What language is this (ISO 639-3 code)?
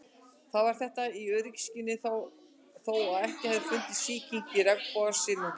isl